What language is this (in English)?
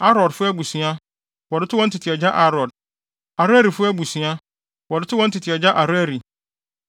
Akan